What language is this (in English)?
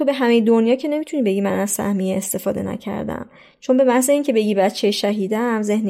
Persian